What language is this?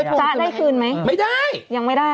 Thai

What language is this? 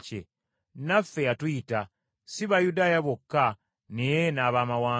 Ganda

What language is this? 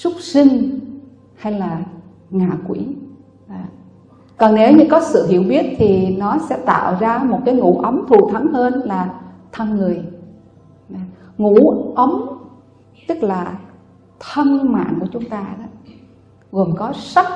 Vietnamese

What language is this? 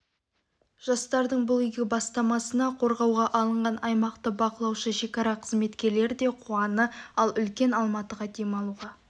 Kazakh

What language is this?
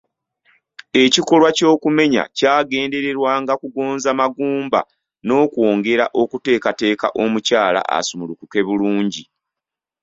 Ganda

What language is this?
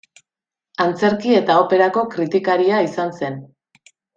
Basque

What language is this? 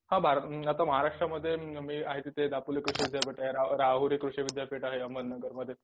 Marathi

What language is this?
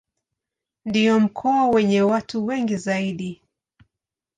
Swahili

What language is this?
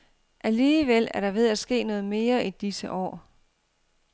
Danish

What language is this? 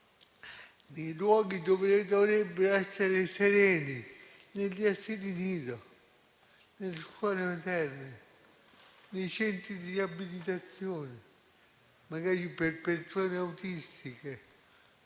Italian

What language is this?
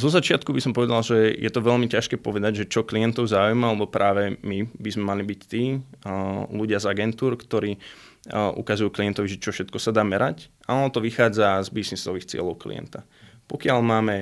Slovak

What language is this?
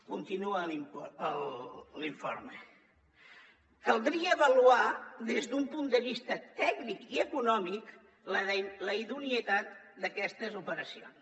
Catalan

